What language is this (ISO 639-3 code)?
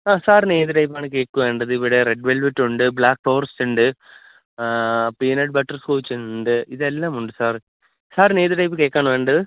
mal